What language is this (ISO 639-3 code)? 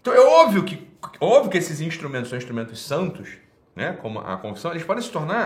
por